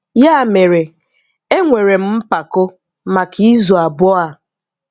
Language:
Igbo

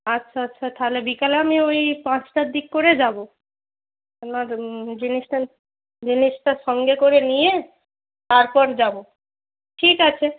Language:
Bangla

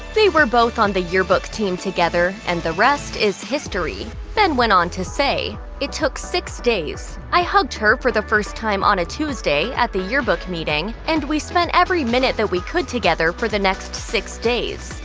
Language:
English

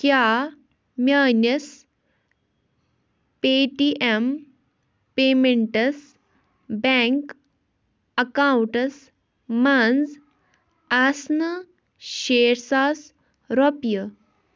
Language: Kashmiri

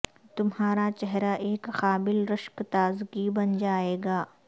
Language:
Urdu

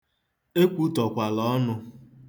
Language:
Igbo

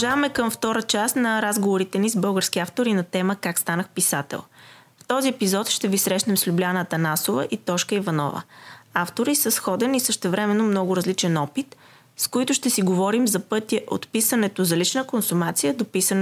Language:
Bulgarian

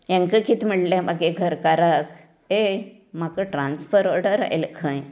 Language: Konkani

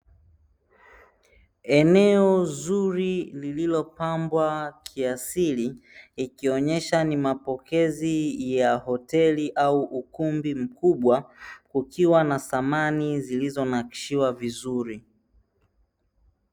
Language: Swahili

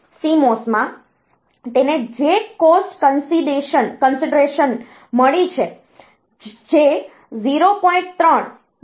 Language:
Gujarati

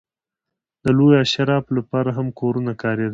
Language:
Pashto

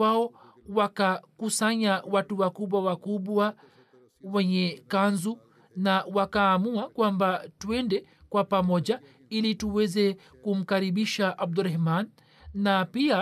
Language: Swahili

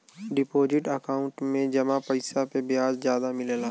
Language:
Bhojpuri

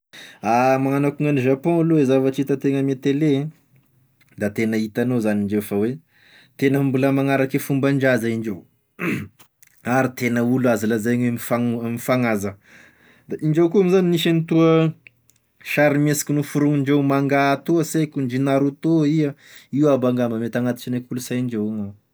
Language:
Tesaka Malagasy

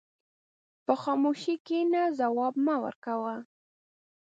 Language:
Pashto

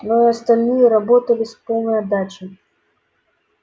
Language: Russian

